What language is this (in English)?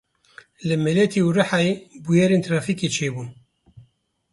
Kurdish